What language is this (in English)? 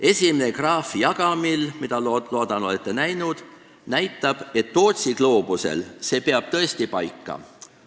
Estonian